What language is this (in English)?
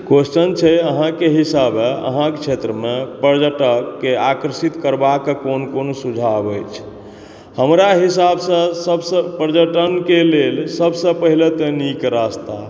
Maithili